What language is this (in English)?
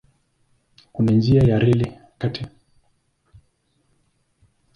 Swahili